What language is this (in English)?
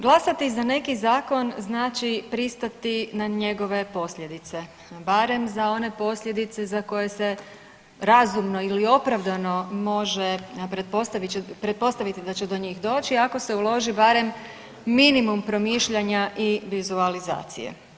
Croatian